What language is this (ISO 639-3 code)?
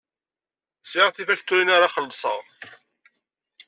kab